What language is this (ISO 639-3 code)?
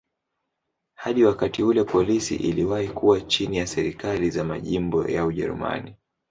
swa